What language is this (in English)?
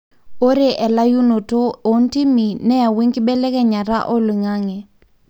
Masai